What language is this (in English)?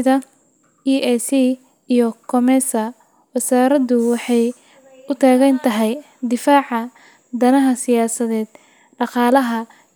Somali